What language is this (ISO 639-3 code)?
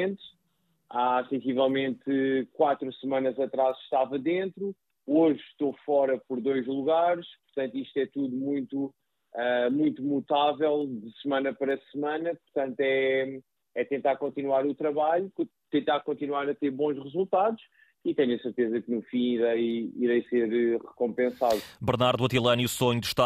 por